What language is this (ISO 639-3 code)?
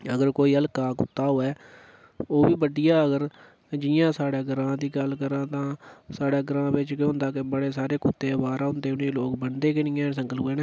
doi